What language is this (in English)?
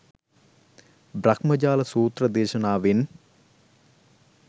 Sinhala